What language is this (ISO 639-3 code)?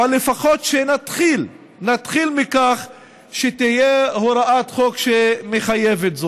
heb